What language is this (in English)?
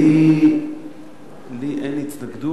Hebrew